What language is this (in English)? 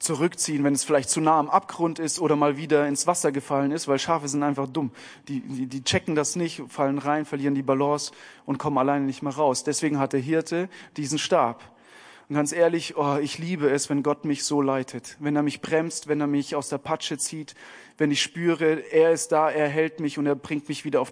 German